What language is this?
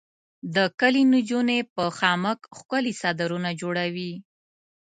Pashto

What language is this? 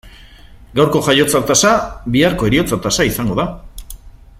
Basque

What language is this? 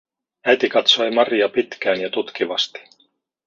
Finnish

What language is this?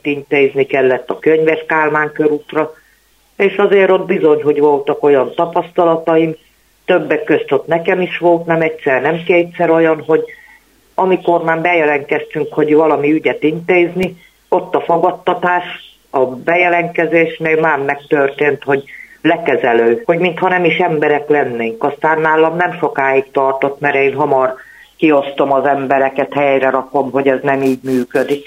Hungarian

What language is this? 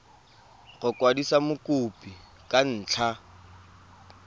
Tswana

